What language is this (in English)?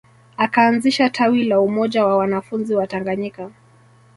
Swahili